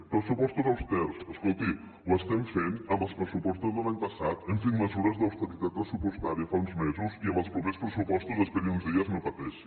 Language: Catalan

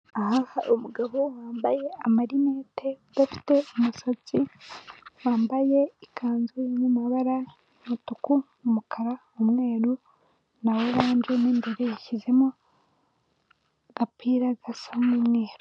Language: Kinyarwanda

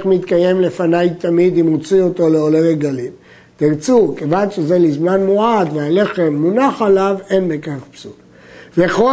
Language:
Hebrew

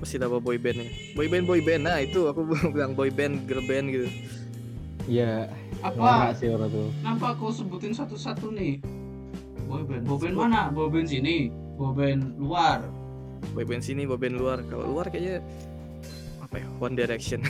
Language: Indonesian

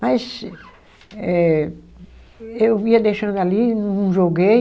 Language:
Portuguese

